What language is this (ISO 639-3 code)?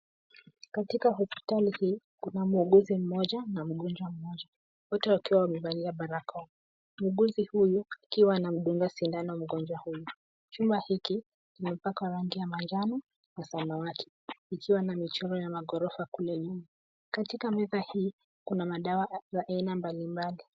swa